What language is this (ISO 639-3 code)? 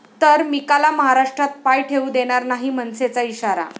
mar